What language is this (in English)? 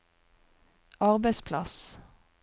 Norwegian